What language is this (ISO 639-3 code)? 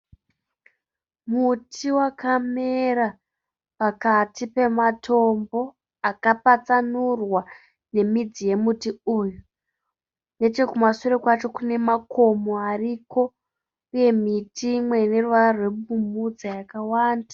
sna